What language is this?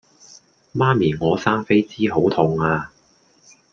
Cantonese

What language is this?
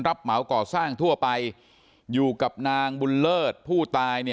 Thai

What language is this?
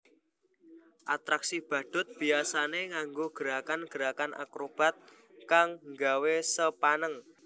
Javanese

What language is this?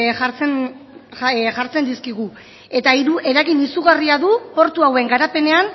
Basque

